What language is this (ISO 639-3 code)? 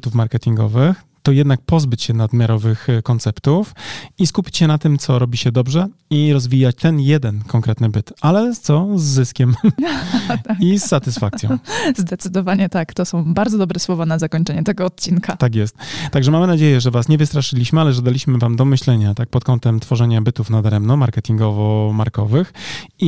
pol